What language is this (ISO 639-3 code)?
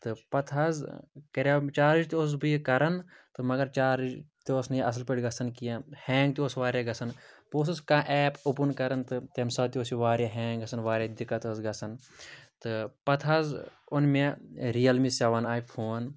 kas